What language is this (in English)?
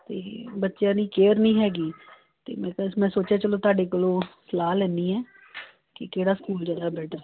Punjabi